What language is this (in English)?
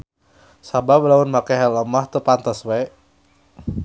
Sundanese